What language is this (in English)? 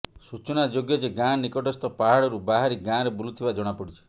Odia